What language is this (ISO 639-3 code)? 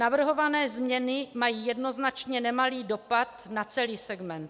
ces